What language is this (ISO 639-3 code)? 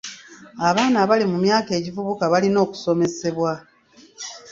lug